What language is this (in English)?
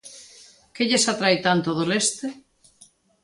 Galician